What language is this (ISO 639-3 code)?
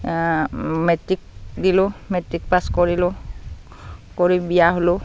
asm